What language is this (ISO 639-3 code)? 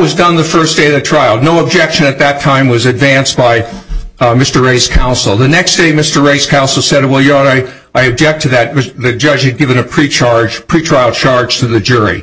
eng